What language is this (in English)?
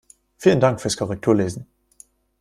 German